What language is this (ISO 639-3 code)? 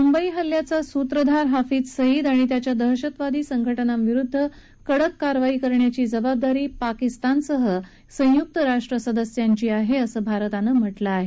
mar